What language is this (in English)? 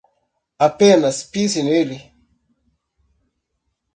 Portuguese